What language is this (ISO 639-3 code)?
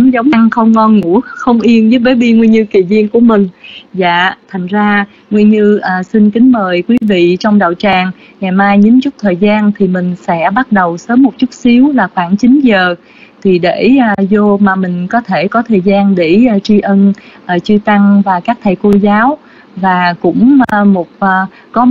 vie